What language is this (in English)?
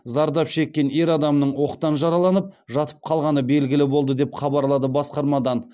Kazakh